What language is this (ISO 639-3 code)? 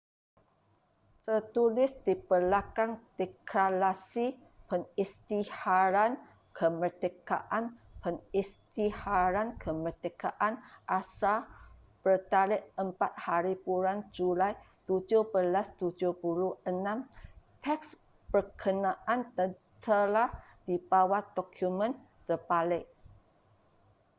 msa